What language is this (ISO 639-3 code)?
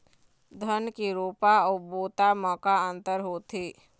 hne